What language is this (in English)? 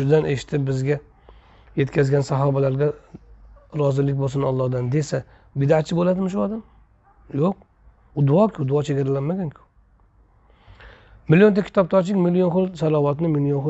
Turkish